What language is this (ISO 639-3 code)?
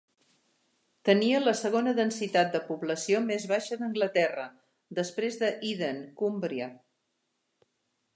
cat